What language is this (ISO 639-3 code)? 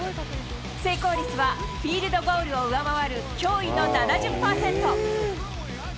jpn